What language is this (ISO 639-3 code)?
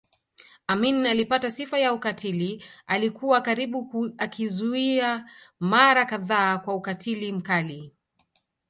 swa